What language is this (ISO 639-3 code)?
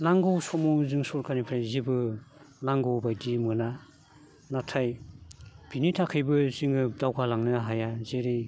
brx